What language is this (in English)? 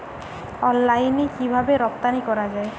Bangla